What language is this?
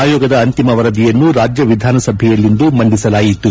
Kannada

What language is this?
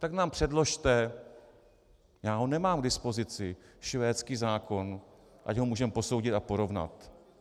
Czech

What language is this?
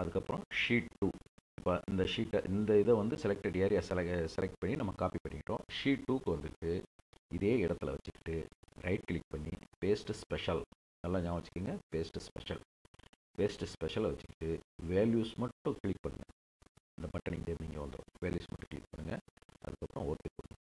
Tamil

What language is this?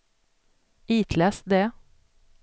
Swedish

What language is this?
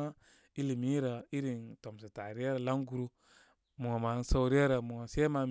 Koma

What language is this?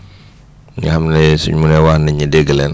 Wolof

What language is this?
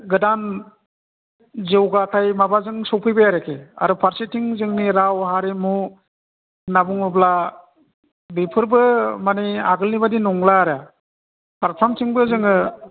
Bodo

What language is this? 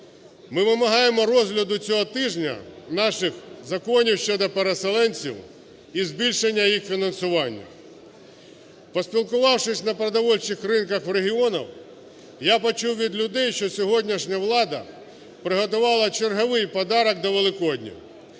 Ukrainian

